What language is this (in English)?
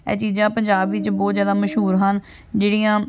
Punjabi